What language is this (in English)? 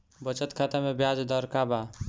Bhojpuri